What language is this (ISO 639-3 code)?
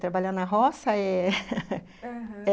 por